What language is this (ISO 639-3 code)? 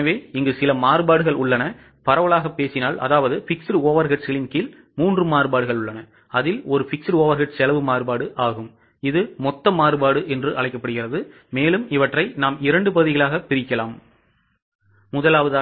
tam